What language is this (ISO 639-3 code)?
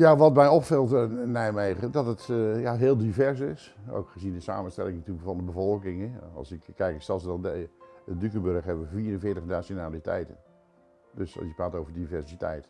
nld